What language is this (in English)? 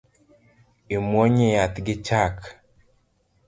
Luo (Kenya and Tanzania)